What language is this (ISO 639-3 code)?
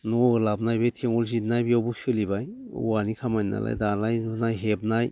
brx